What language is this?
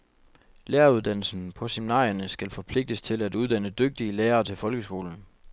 Danish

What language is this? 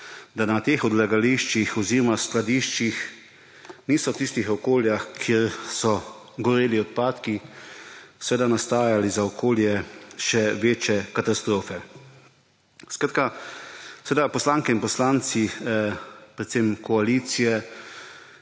Slovenian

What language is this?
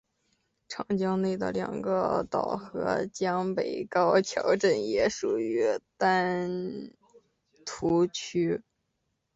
Chinese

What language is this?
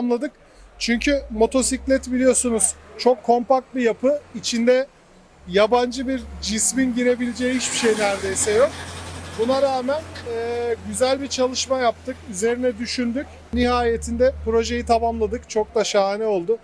Turkish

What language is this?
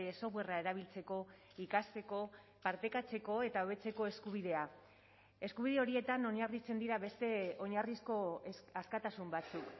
Basque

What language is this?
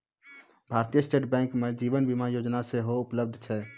Maithili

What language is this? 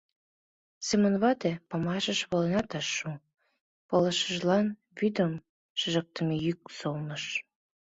Mari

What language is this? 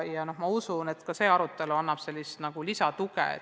Estonian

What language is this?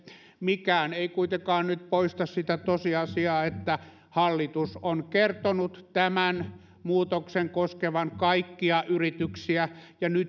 Finnish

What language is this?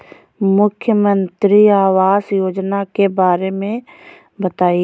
Hindi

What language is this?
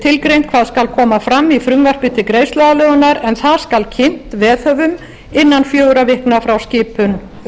Icelandic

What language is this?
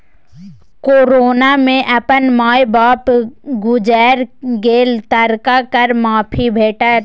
Maithili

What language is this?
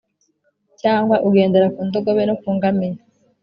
Kinyarwanda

